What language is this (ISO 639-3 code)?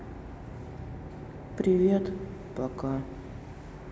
rus